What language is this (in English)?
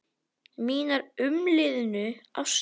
Icelandic